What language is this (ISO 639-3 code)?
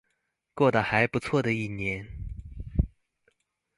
zho